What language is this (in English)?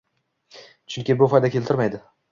Uzbek